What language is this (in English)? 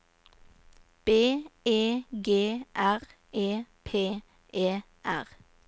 Norwegian